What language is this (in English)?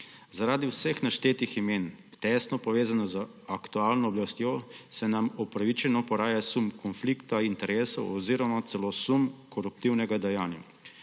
Slovenian